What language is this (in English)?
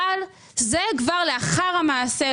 Hebrew